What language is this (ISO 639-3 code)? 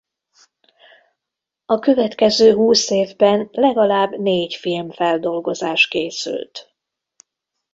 hun